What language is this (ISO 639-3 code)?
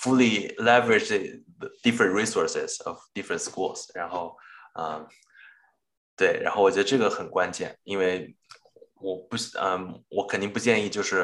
zho